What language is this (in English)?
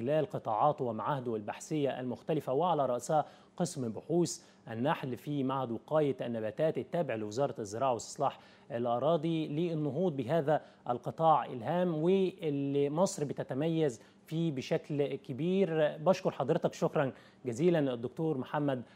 Arabic